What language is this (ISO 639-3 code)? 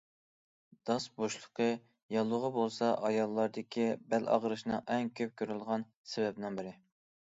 uig